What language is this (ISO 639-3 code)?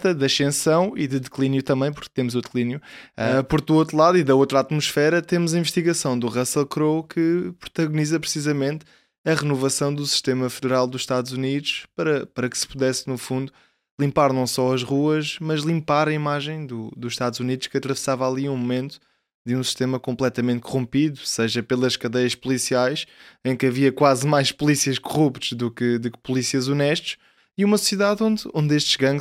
por